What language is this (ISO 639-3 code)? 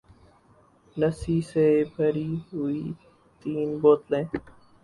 urd